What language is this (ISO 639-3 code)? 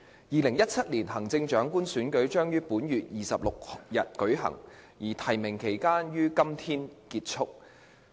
yue